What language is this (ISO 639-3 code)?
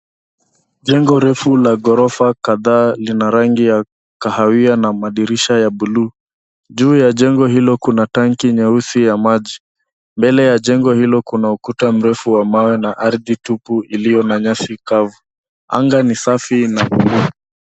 swa